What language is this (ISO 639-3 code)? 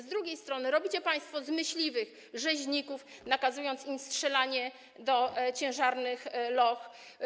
pol